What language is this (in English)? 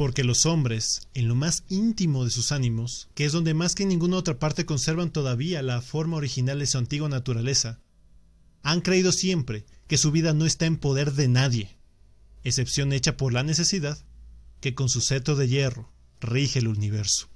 Spanish